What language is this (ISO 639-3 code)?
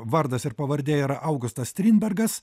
lit